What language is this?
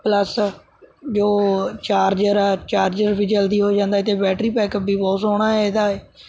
Punjabi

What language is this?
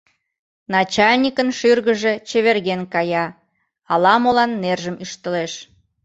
Mari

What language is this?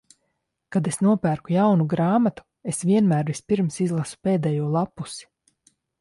Latvian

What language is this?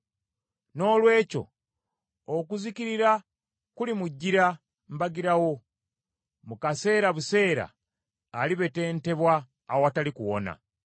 Ganda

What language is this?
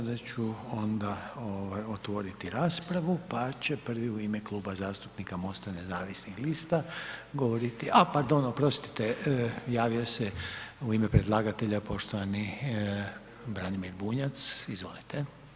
Croatian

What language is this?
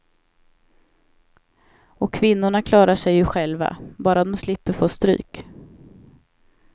Swedish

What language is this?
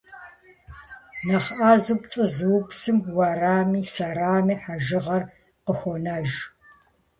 Kabardian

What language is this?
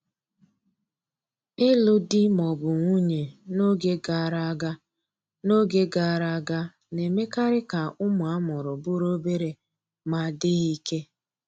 Igbo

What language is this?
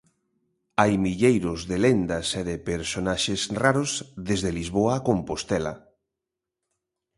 Galician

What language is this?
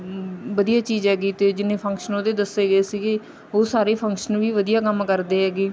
Punjabi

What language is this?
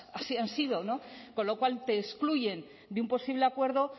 Spanish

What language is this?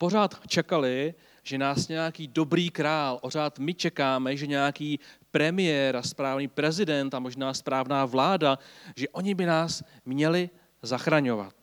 Czech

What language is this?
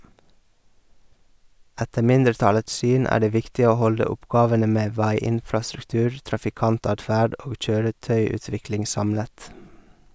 Norwegian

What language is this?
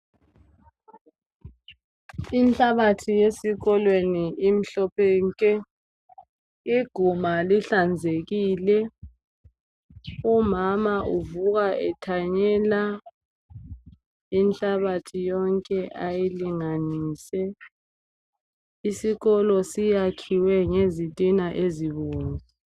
North Ndebele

